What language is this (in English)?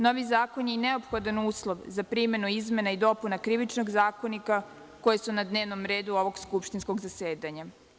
Serbian